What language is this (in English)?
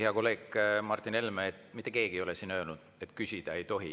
Estonian